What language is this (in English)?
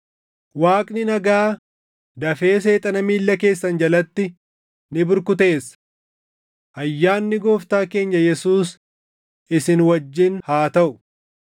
Oromo